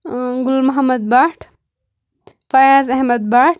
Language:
Kashmiri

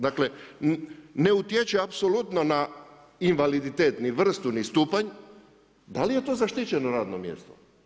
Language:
Croatian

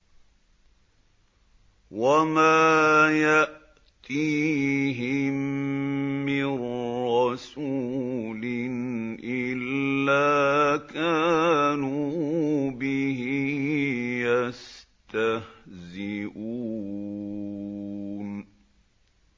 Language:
Arabic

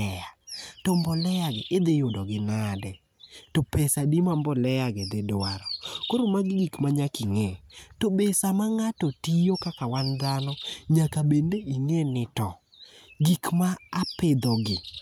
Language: Luo (Kenya and Tanzania)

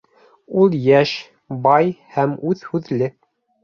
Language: Bashkir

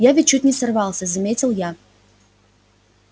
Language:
Russian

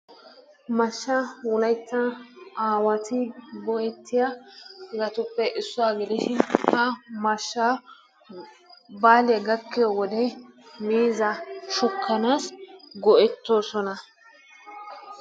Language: Wolaytta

